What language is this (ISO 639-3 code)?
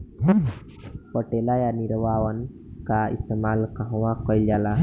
bho